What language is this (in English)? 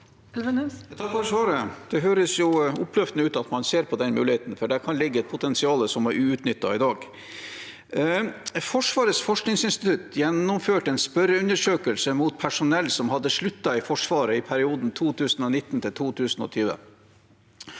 Norwegian